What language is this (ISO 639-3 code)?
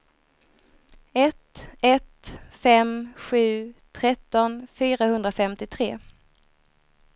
swe